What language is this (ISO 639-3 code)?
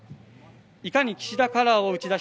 jpn